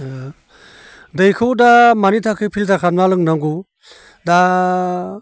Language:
Bodo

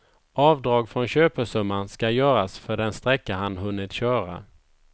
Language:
Swedish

